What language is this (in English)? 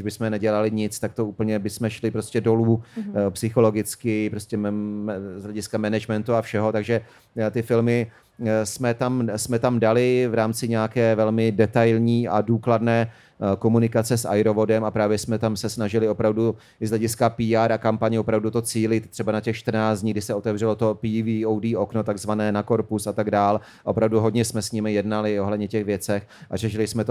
Czech